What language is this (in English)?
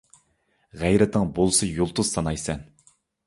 Uyghur